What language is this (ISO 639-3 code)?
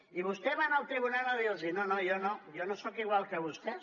cat